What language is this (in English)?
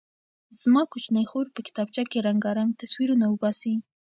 Pashto